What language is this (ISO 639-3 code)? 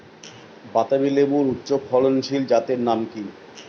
ben